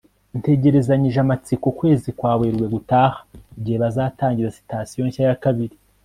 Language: Kinyarwanda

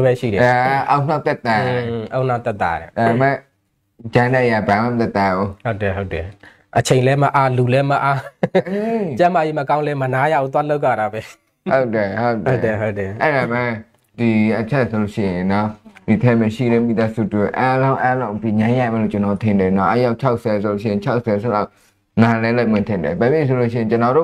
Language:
Thai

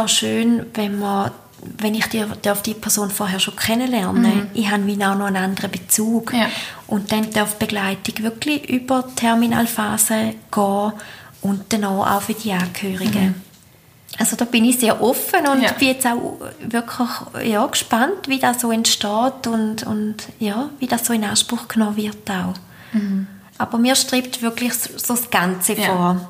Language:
German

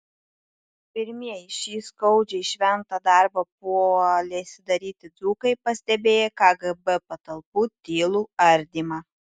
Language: Lithuanian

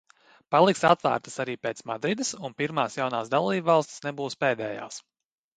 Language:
Latvian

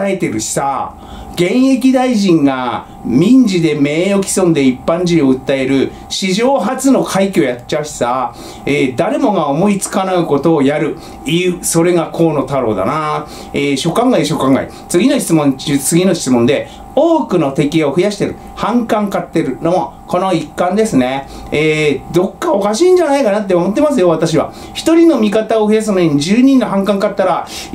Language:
Japanese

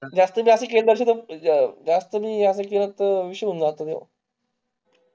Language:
Marathi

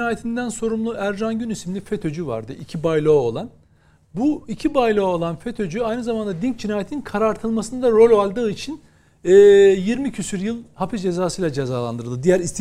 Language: Turkish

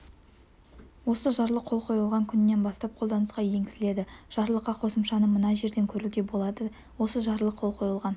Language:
Kazakh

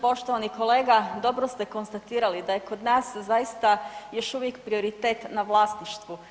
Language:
Croatian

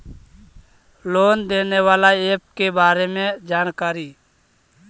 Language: Magahi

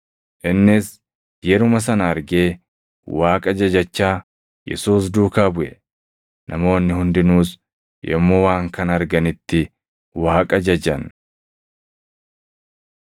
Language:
Oromo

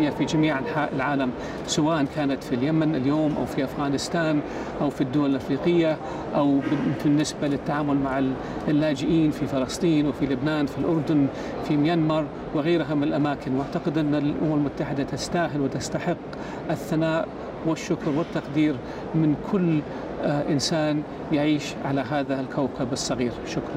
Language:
Arabic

